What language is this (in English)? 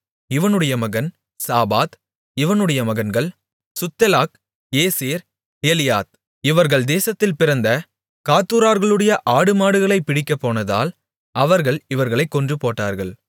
Tamil